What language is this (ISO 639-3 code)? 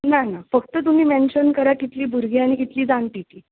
kok